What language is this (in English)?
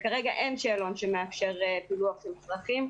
Hebrew